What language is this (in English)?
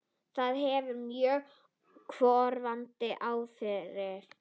Icelandic